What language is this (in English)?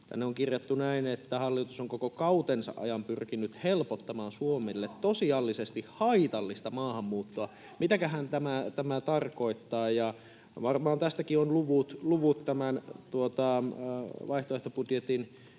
Finnish